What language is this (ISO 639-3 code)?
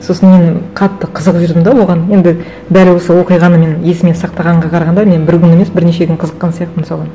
kaz